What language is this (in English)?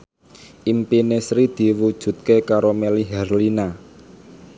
Javanese